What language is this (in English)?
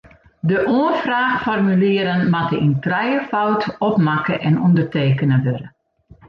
Western Frisian